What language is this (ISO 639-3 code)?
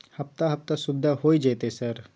mai